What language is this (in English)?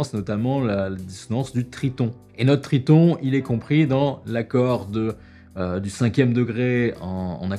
French